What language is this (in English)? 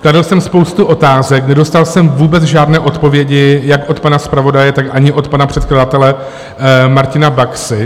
Czech